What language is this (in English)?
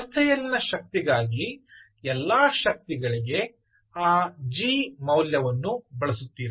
Kannada